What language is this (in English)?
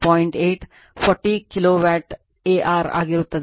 Kannada